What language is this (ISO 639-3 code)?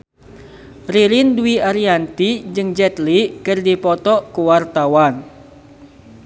sun